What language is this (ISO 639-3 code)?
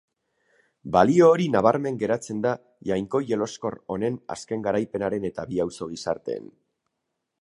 eus